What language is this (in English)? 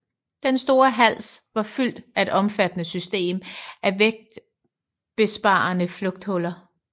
Danish